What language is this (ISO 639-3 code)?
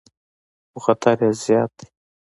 pus